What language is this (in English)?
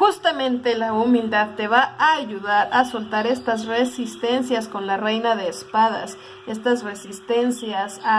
Spanish